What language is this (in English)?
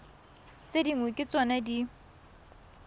Tswana